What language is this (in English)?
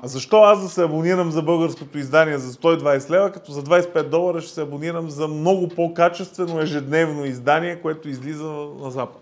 Bulgarian